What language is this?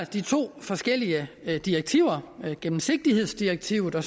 Danish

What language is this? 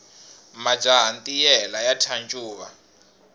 Tsonga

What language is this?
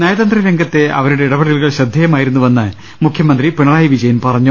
Malayalam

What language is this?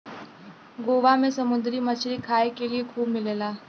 Bhojpuri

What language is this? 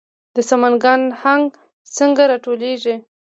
Pashto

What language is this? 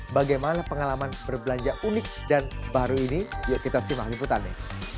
Indonesian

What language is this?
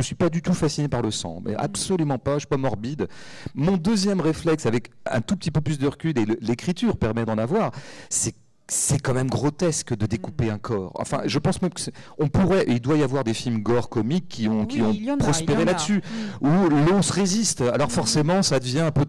French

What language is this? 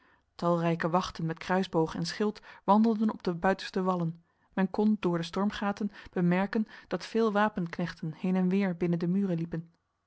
Dutch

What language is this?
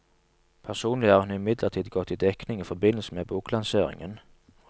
Norwegian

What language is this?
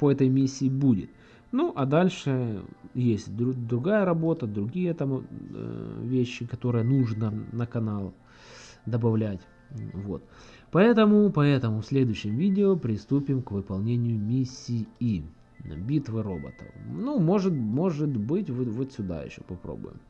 Russian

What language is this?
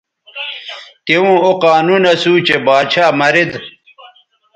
Bateri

